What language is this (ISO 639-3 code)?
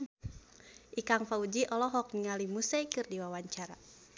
sun